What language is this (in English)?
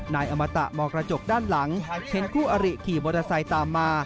Thai